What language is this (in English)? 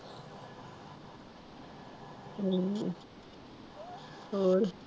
Punjabi